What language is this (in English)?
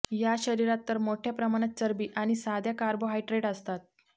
Marathi